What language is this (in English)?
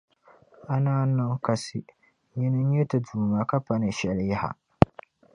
Dagbani